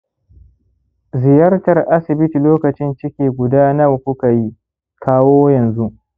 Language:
Hausa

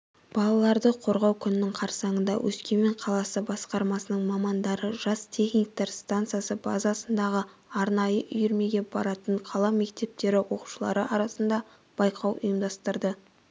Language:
Kazakh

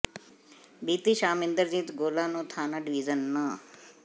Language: Punjabi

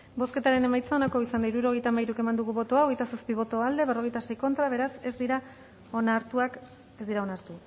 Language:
Basque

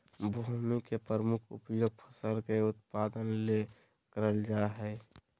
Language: Magahi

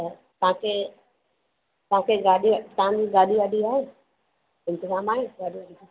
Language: Sindhi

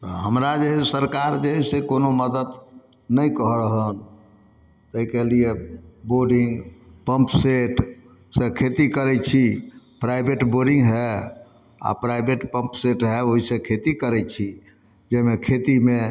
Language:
Maithili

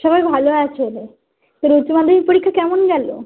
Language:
Bangla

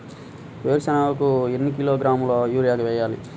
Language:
Telugu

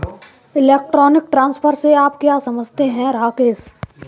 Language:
Hindi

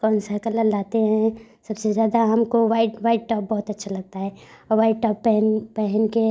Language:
Hindi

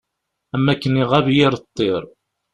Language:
Kabyle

